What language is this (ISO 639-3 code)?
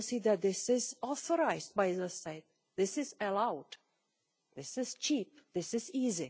eng